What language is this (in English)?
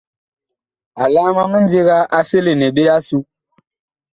Bakoko